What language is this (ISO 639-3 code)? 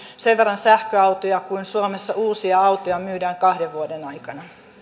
fin